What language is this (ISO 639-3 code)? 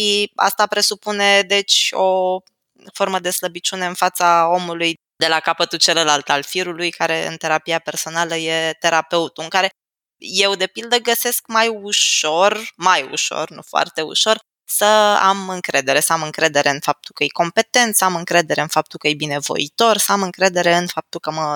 ron